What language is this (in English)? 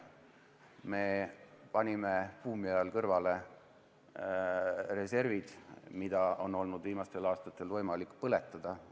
Estonian